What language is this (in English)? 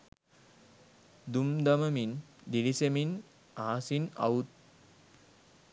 Sinhala